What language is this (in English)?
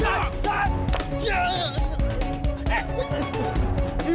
Indonesian